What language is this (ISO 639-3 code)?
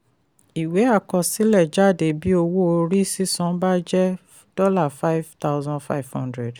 yor